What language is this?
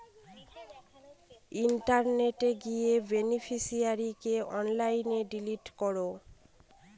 Bangla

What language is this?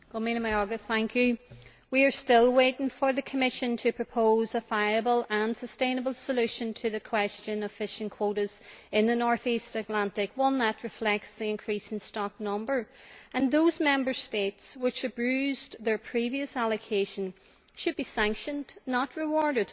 English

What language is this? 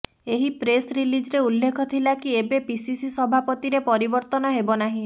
Odia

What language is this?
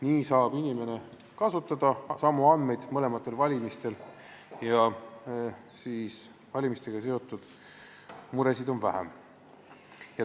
Estonian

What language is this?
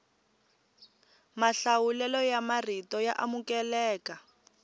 Tsonga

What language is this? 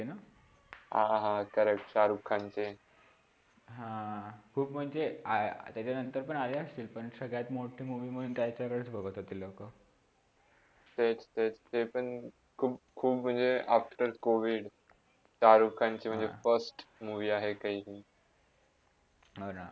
Marathi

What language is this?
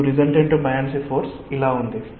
Telugu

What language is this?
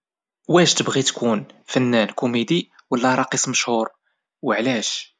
Moroccan Arabic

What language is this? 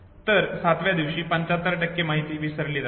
Marathi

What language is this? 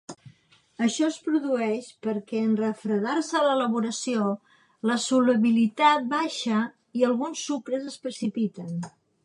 Catalan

